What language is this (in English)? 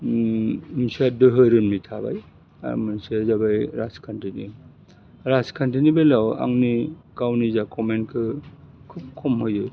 Bodo